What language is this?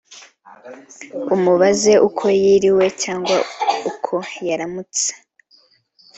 Kinyarwanda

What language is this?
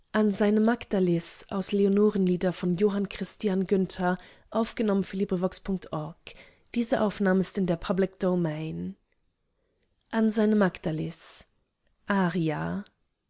German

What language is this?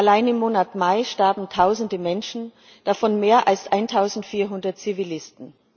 German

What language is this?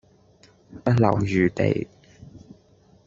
Cantonese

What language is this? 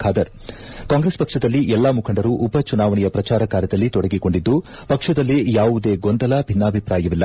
Kannada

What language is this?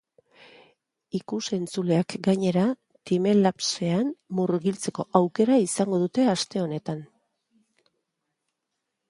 Basque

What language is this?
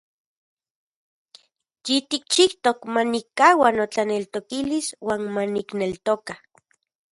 Central Puebla Nahuatl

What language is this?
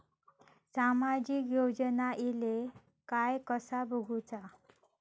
Marathi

